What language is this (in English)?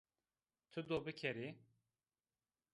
Zaza